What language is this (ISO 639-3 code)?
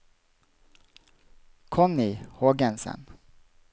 nor